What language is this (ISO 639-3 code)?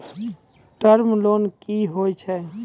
mai